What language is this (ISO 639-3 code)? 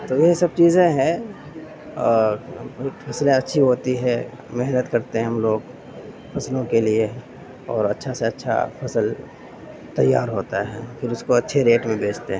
urd